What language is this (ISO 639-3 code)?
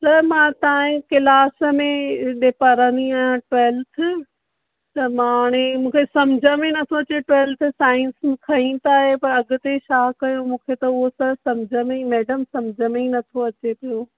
snd